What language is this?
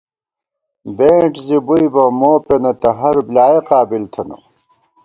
Gawar-Bati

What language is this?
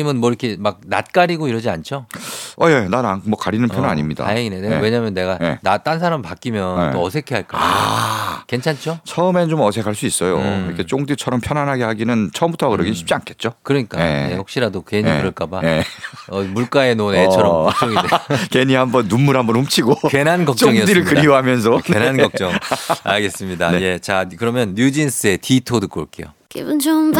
Korean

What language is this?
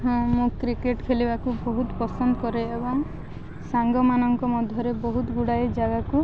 Odia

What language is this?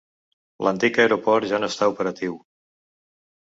Catalan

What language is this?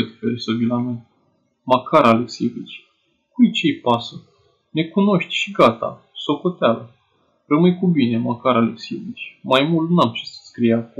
Romanian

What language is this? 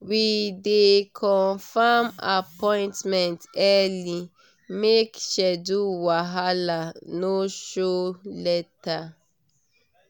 Nigerian Pidgin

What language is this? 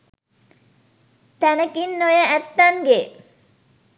Sinhala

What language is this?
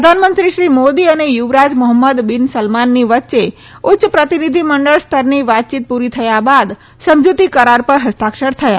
Gujarati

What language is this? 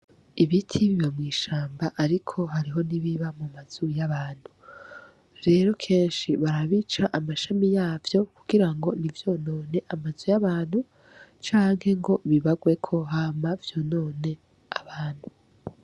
Rundi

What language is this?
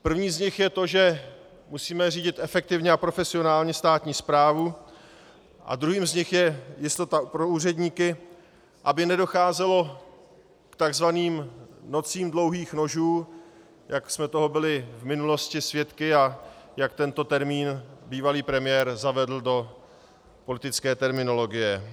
Czech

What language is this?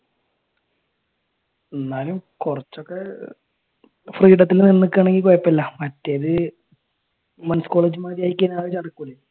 Malayalam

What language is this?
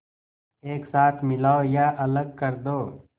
Hindi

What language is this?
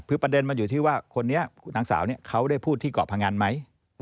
Thai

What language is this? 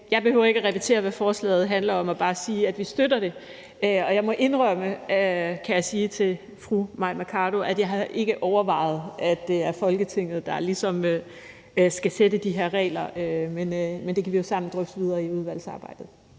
Danish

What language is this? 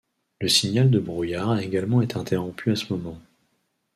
French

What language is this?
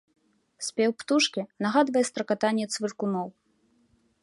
Belarusian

